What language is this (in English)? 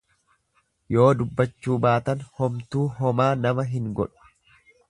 Oromo